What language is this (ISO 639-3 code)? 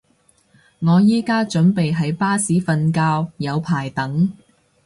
yue